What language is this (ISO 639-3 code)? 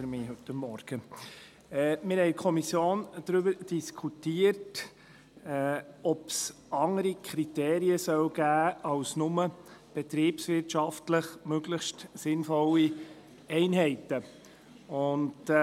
gsw